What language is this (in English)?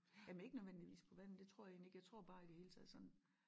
Danish